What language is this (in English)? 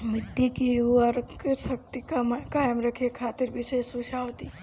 Bhojpuri